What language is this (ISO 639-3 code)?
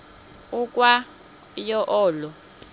xho